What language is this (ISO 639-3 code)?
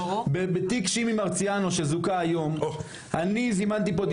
heb